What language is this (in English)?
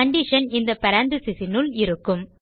Tamil